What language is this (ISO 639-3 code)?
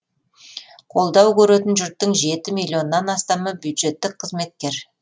kaz